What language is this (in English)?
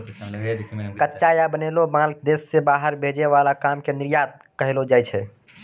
Maithili